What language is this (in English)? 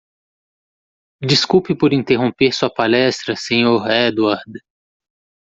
Portuguese